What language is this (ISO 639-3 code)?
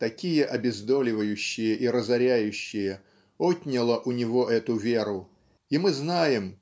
rus